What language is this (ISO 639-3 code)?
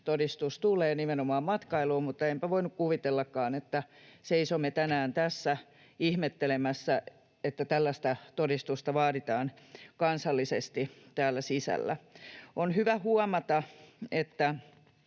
fin